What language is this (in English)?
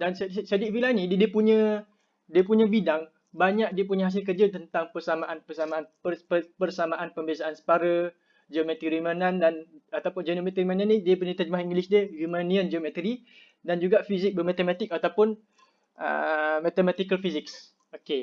Malay